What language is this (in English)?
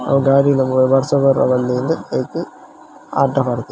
Tulu